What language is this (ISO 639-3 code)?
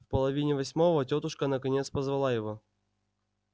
rus